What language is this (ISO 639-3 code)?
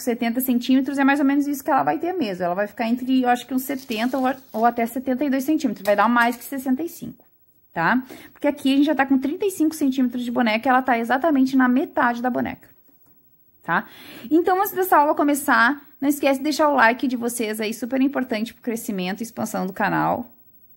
por